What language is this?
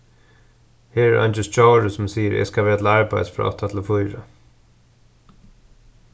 Faroese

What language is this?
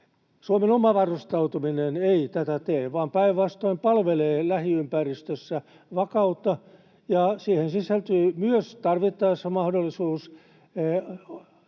Finnish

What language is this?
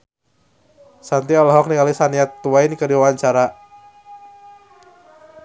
Sundanese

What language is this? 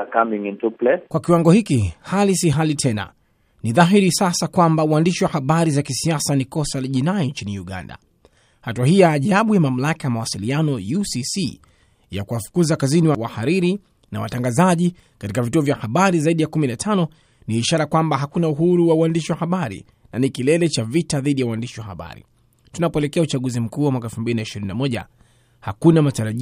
Swahili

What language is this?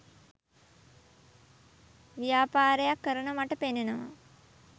Sinhala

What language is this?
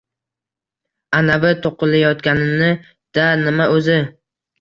Uzbek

